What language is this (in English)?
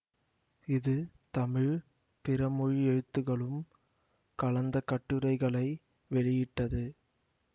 Tamil